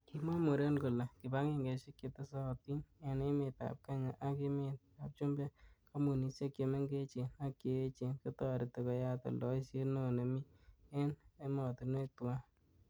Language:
Kalenjin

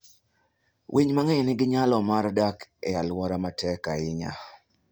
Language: Luo (Kenya and Tanzania)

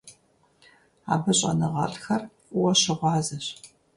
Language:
Kabardian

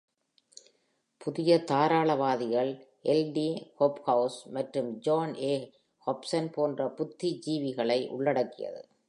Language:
Tamil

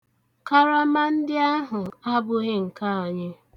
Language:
Igbo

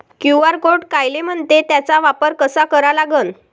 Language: Marathi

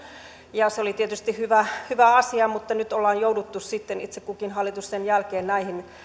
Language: Finnish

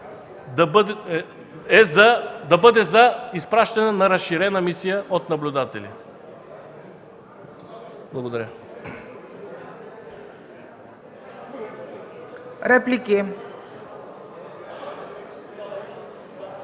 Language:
Bulgarian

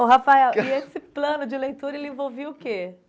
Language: Portuguese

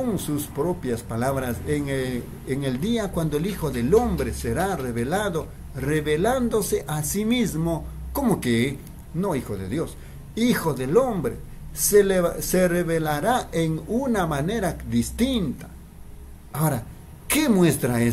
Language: Spanish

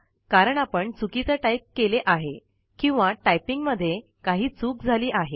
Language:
Marathi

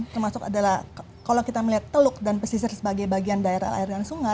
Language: Indonesian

